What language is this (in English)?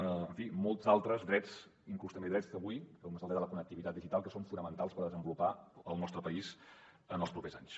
Catalan